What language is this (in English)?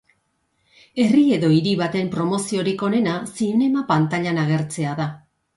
Basque